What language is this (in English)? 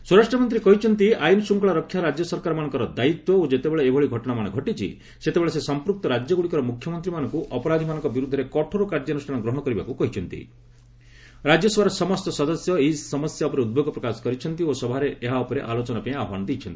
Odia